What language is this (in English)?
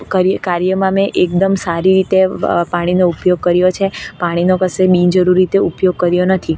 Gujarati